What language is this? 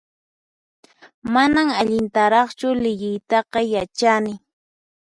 Puno Quechua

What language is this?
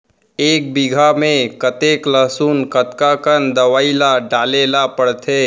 Chhattisgarhi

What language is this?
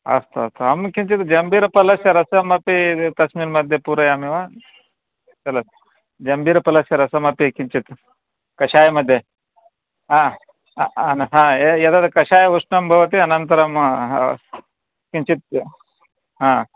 Sanskrit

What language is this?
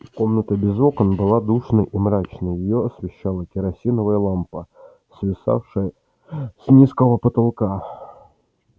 Russian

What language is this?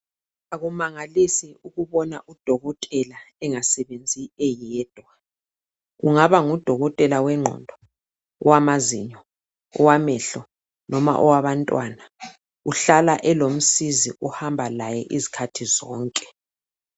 North Ndebele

